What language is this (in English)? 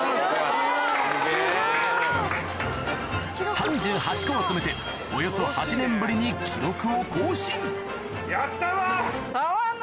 Japanese